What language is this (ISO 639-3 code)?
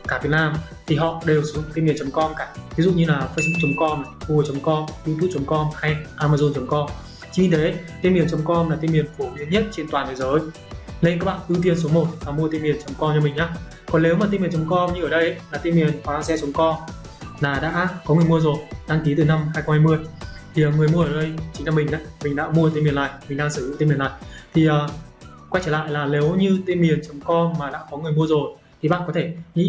vie